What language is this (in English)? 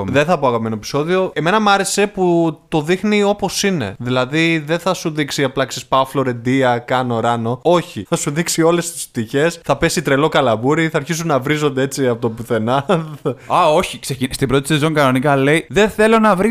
Greek